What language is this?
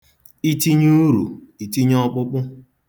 Igbo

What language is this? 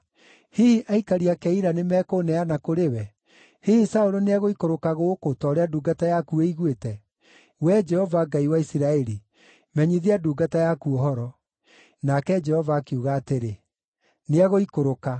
Kikuyu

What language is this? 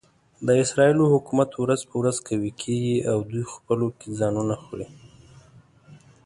Pashto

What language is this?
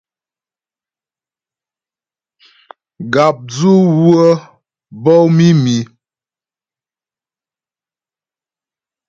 Ghomala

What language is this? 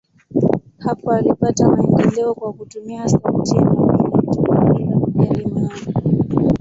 Swahili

